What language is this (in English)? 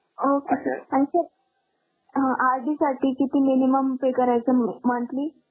Marathi